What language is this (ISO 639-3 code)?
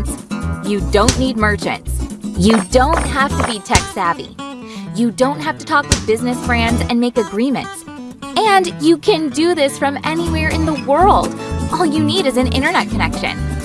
eng